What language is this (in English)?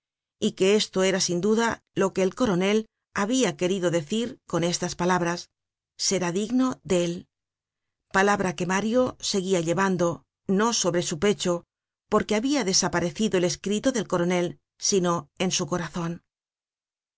Spanish